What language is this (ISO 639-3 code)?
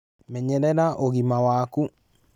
kik